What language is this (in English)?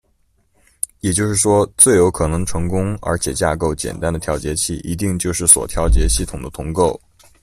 Chinese